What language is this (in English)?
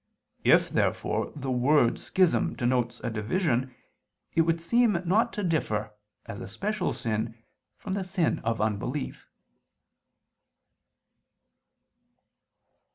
English